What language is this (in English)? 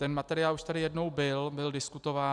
Czech